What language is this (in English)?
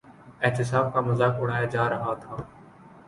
Urdu